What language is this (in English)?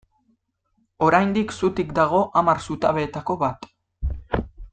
Basque